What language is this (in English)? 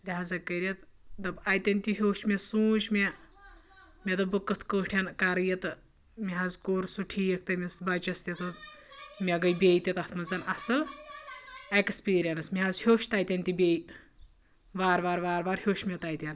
Kashmiri